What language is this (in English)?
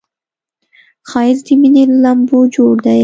Pashto